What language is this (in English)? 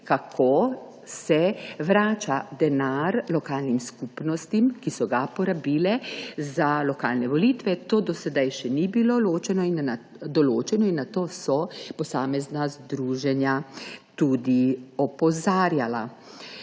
Slovenian